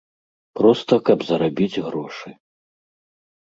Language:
Belarusian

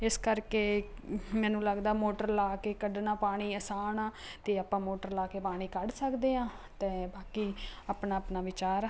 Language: Punjabi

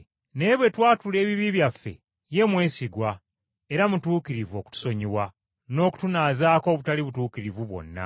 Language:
Ganda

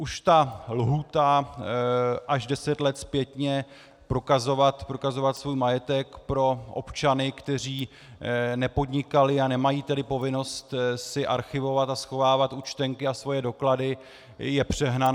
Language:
Czech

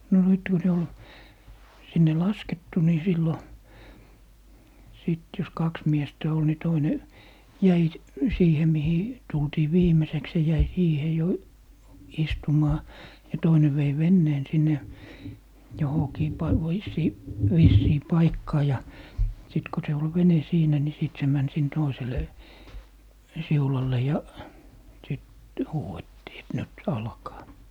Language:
Finnish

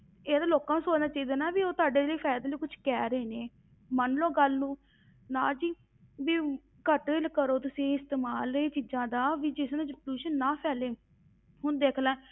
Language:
Punjabi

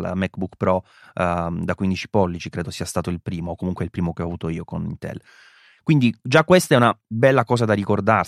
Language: Italian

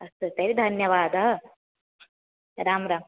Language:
Sanskrit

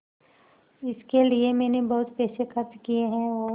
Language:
Hindi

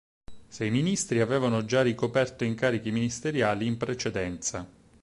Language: Italian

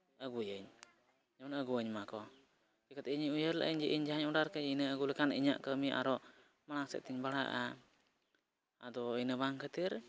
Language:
Santali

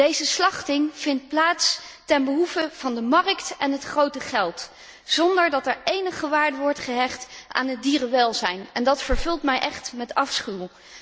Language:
Dutch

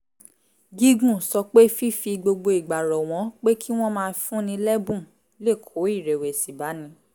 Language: Yoruba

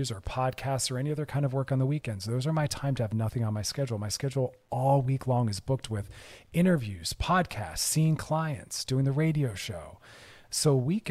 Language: English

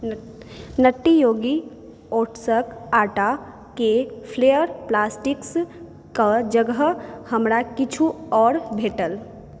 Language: Maithili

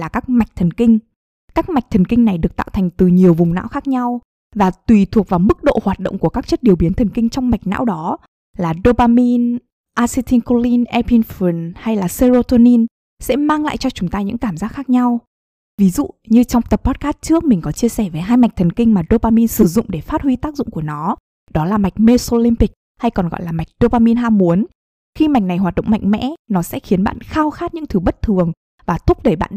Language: Vietnamese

